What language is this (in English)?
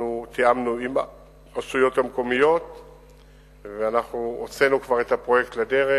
Hebrew